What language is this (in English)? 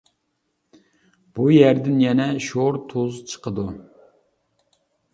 Uyghur